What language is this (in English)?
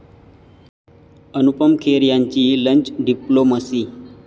Marathi